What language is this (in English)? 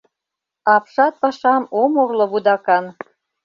Mari